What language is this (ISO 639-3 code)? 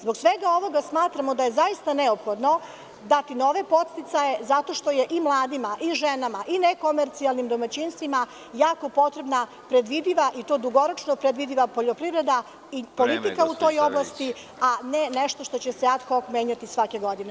srp